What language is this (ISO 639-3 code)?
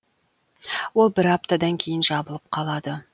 kaz